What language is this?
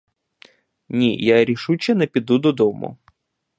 Ukrainian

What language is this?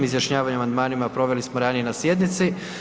Croatian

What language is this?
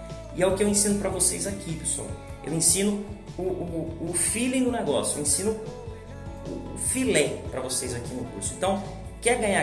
Portuguese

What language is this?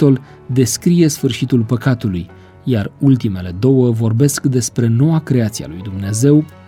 Romanian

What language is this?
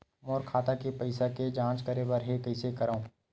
Chhattisgarhi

